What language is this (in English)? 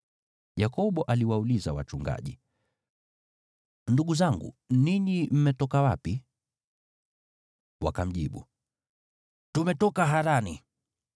Swahili